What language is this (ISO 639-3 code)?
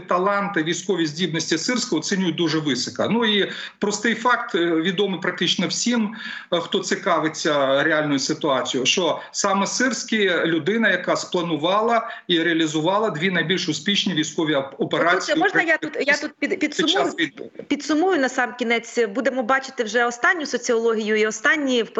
ukr